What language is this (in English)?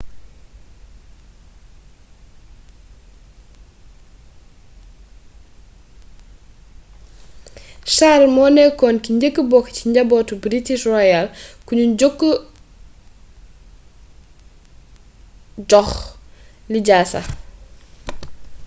Wolof